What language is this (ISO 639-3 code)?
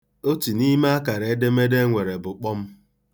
ibo